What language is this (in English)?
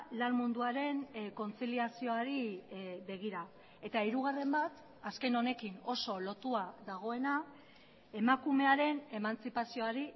Basque